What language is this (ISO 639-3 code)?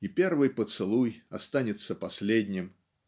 rus